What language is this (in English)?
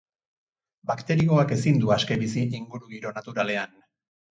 Basque